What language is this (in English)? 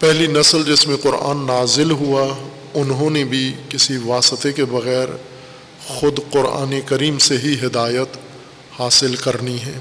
Urdu